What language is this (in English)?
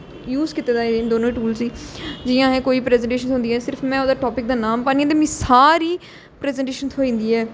Dogri